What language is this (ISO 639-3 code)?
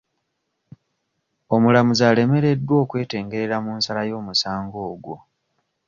lug